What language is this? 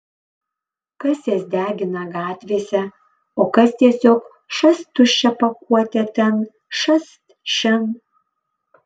Lithuanian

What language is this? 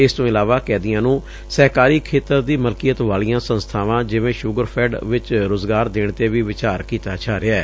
Punjabi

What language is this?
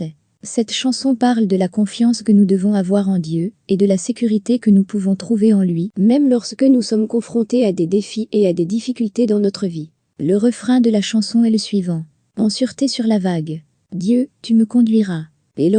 French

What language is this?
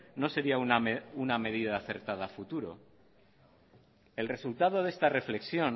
Spanish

